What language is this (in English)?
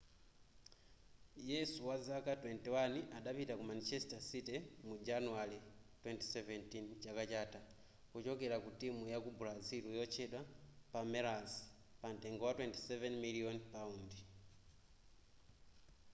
Nyanja